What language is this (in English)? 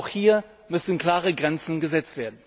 German